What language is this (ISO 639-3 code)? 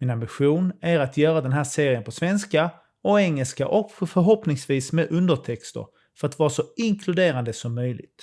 swe